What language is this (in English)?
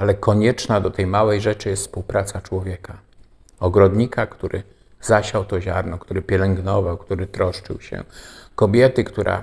Polish